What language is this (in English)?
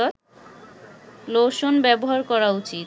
Bangla